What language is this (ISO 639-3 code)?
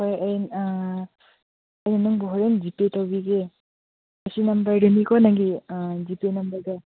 mni